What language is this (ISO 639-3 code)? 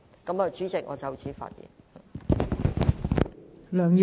yue